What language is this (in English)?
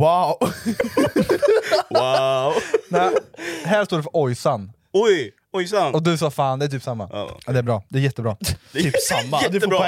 Swedish